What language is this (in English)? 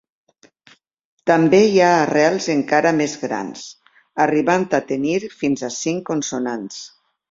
Catalan